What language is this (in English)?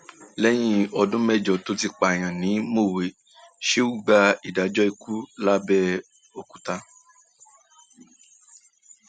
Yoruba